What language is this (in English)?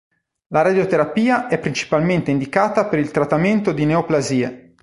Italian